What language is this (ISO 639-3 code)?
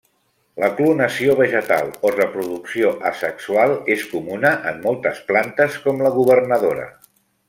cat